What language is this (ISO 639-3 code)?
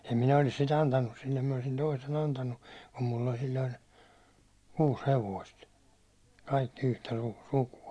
fin